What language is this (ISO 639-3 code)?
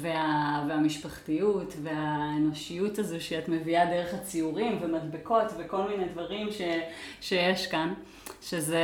heb